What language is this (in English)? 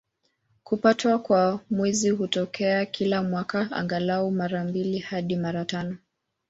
Swahili